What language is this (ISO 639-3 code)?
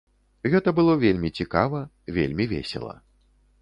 bel